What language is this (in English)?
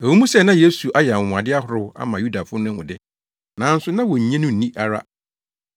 Akan